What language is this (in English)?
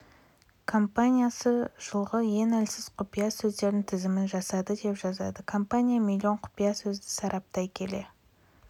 Kazakh